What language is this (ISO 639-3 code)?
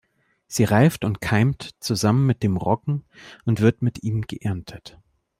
deu